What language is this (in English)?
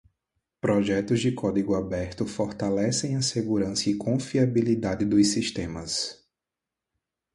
Portuguese